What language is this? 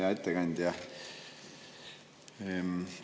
Estonian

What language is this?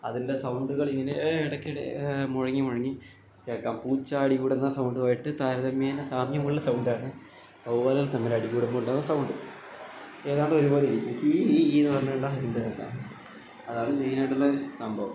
Malayalam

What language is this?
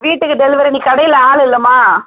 Tamil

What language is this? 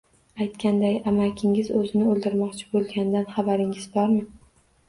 Uzbek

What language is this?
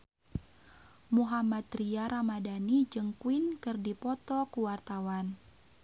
Sundanese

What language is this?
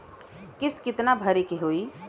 Bhojpuri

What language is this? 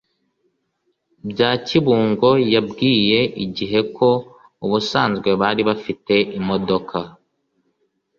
Kinyarwanda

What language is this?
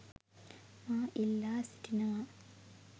Sinhala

